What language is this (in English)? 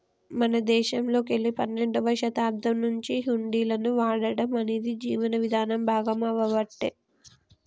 Telugu